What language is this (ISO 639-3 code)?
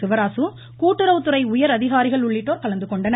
tam